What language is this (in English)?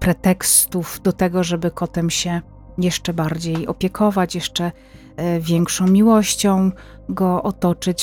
Polish